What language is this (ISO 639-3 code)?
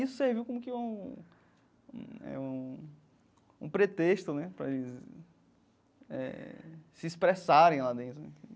por